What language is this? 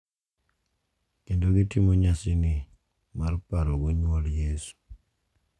Luo (Kenya and Tanzania)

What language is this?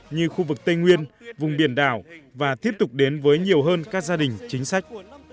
Vietnamese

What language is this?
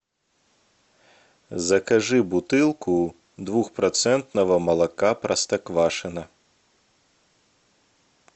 Russian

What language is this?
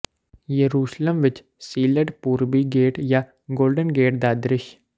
Punjabi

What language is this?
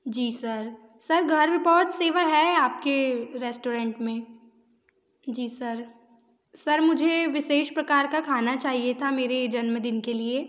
Hindi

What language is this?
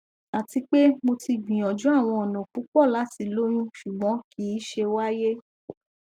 Yoruba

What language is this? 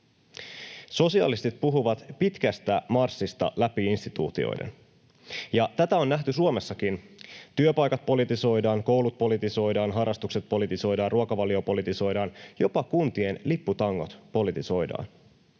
Finnish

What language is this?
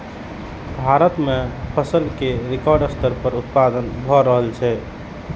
Maithili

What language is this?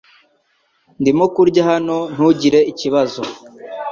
Kinyarwanda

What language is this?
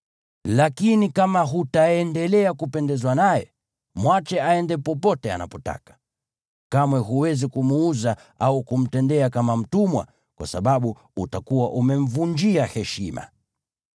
Swahili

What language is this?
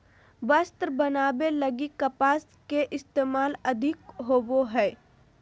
Magahi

